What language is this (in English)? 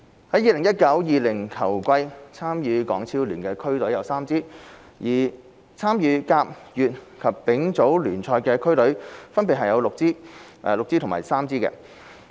Cantonese